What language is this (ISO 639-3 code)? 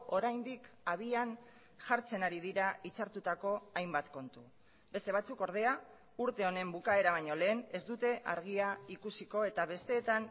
eus